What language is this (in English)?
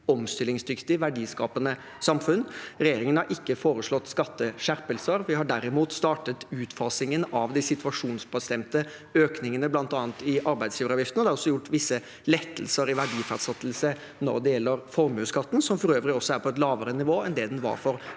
Norwegian